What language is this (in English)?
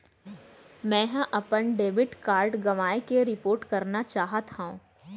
Chhattisgarhi